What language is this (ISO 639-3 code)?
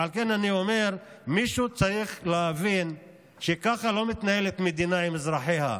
heb